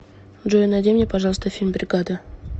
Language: Russian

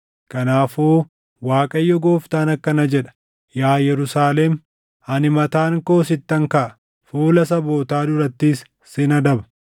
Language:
Oromo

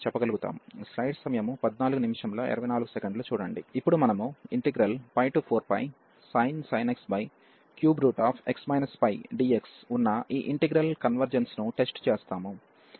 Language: Telugu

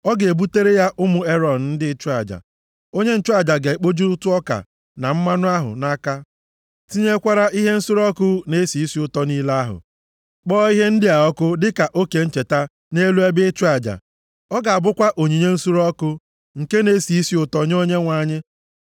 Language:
Igbo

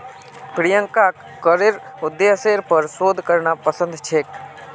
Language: Magahi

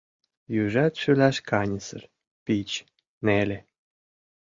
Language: Mari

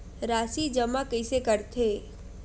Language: Chhattisgarhi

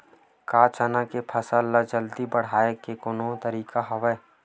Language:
Chhattisgarhi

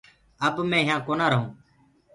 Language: Gurgula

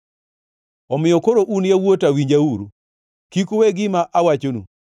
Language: Luo (Kenya and Tanzania)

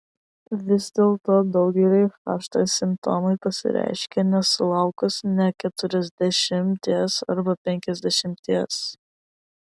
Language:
Lithuanian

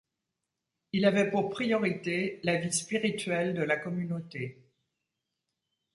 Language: French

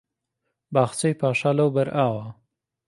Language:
Central Kurdish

